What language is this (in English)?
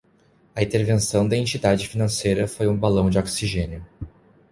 Portuguese